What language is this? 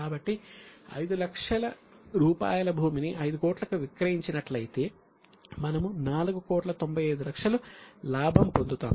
Telugu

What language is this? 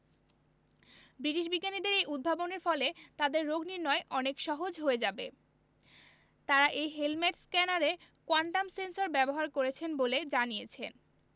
Bangla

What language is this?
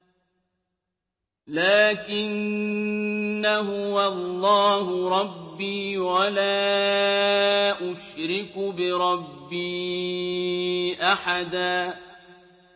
Arabic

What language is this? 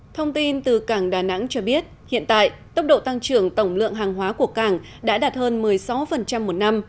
Vietnamese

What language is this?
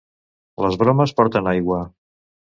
Catalan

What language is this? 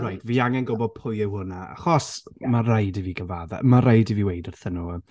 Welsh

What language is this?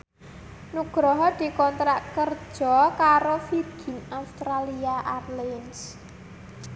Javanese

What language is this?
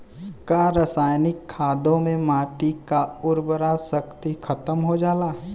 Bhojpuri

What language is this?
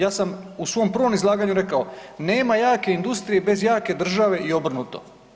Croatian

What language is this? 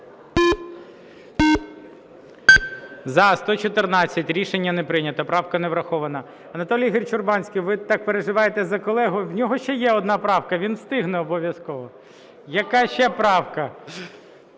Ukrainian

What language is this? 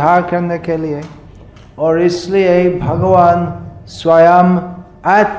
Hindi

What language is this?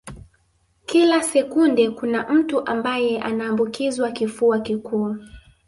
Swahili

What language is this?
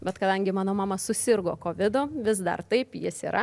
Lithuanian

